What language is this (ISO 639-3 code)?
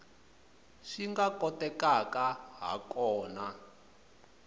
tso